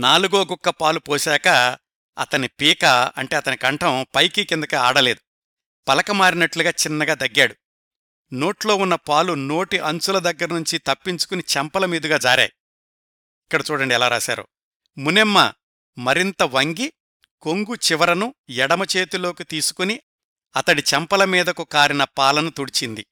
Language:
Telugu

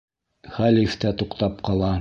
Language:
Bashkir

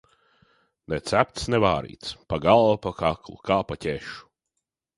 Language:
Latvian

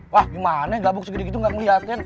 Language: Indonesian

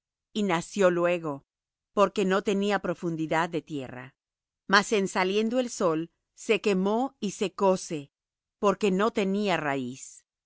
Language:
Spanish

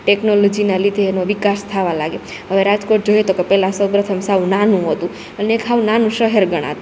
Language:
Gujarati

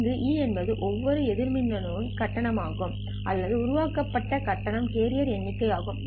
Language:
Tamil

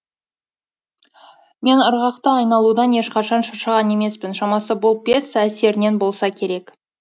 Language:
Kazakh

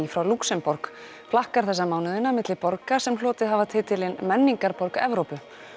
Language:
Icelandic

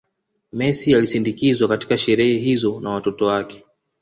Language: Swahili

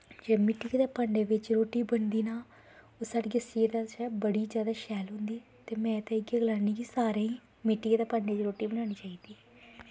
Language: Dogri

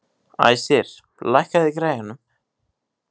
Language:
Icelandic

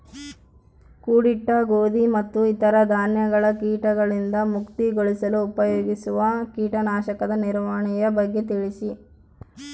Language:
Kannada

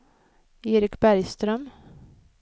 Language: Swedish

